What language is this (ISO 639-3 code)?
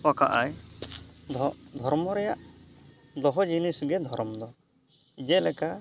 sat